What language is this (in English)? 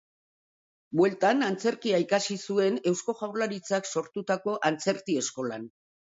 Basque